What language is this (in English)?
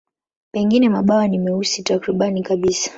Swahili